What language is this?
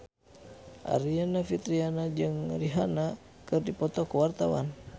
Sundanese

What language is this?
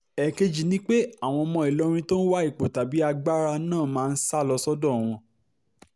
Yoruba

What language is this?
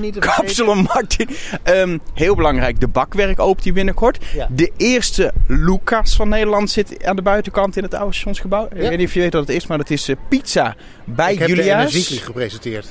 Dutch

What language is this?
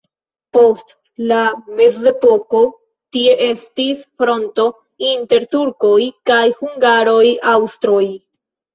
Esperanto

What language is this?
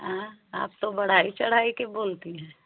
Hindi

